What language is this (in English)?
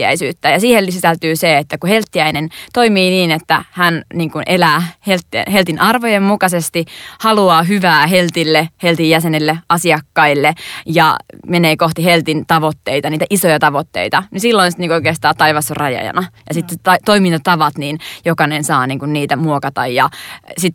Finnish